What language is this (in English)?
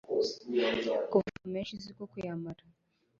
Kinyarwanda